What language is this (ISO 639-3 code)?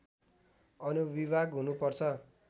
nep